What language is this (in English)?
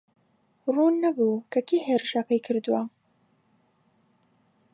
Central Kurdish